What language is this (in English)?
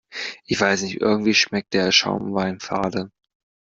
German